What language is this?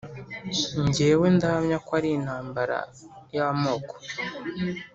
Kinyarwanda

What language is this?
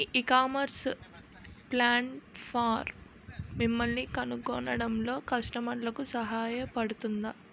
Telugu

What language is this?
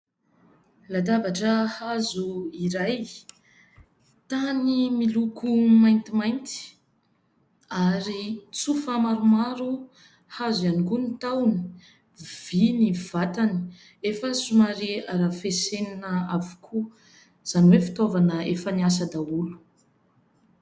Malagasy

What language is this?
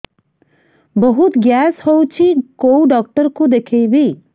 Odia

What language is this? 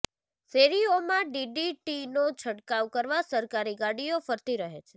Gujarati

